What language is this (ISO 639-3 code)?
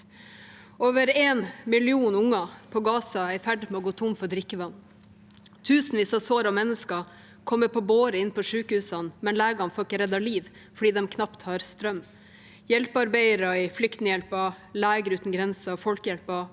nor